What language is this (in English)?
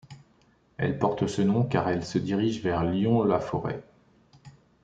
French